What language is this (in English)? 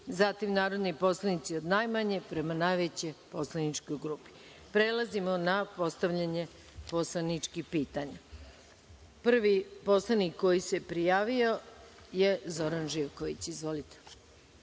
Serbian